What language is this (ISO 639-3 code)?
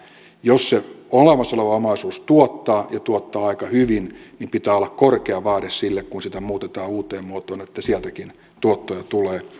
fin